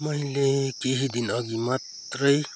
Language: Nepali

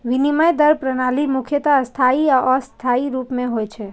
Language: Maithili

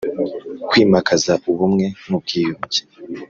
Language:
Kinyarwanda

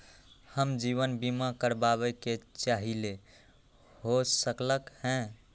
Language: Magahi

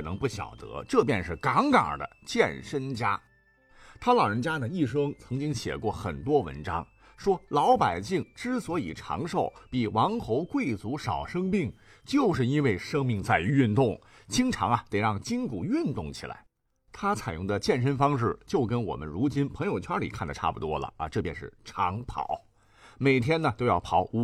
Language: Chinese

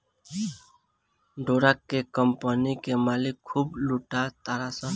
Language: Bhojpuri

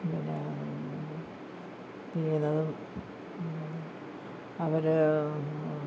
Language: Malayalam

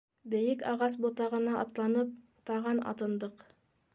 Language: Bashkir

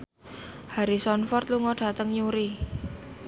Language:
Javanese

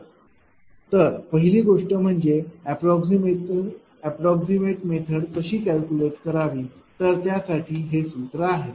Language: Marathi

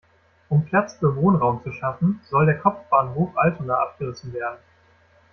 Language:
German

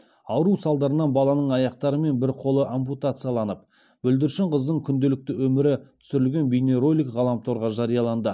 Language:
Kazakh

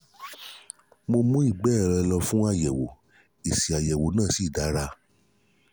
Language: Yoruba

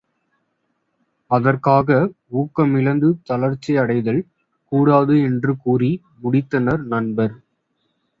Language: Tamil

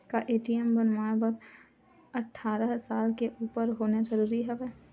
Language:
Chhattisgarhi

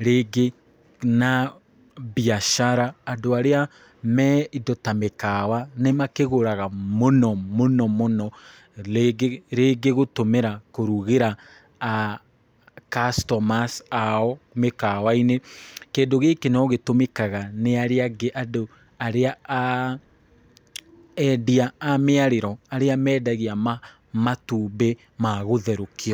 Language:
Kikuyu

